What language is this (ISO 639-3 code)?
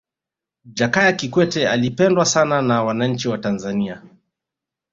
swa